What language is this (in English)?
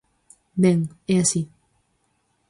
Galician